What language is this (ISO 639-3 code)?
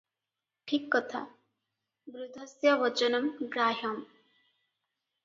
ori